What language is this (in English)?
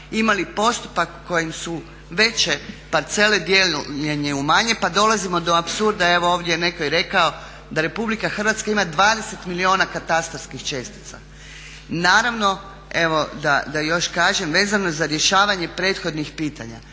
Croatian